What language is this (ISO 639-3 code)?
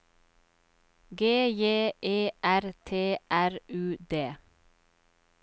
nor